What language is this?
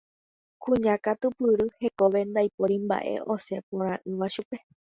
Guarani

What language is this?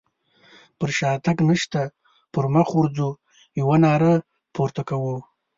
Pashto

